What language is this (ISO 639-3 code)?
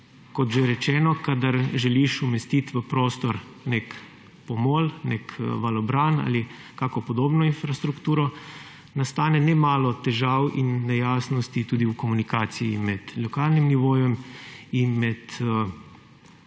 slv